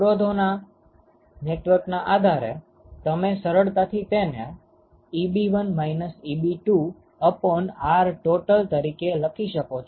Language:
Gujarati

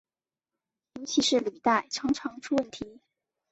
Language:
Chinese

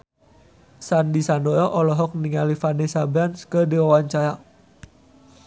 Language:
Sundanese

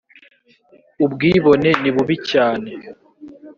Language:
Kinyarwanda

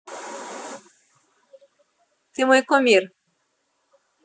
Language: Russian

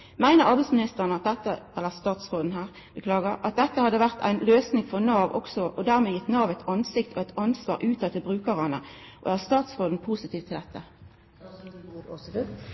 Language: Norwegian Nynorsk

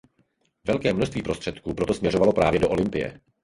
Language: Czech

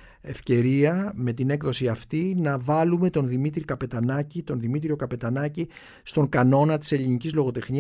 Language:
Greek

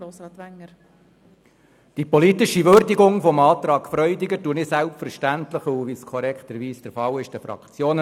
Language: Swiss German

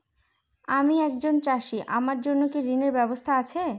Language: Bangla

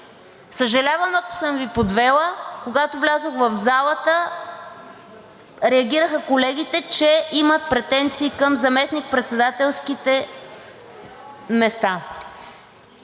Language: Bulgarian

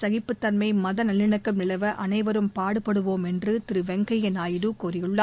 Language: Tamil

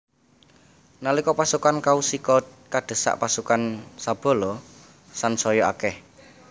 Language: Javanese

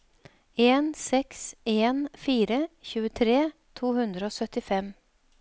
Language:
Norwegian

